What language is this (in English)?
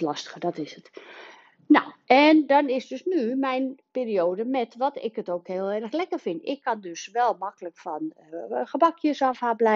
Dutch